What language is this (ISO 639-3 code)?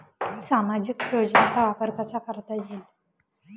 mar